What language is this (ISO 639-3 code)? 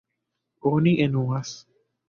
epo